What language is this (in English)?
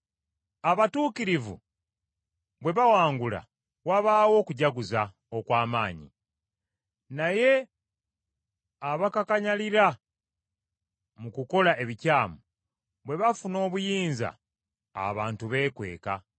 Ganda